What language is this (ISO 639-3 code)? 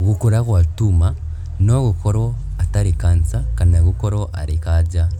kik